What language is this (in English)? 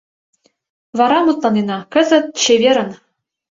Mari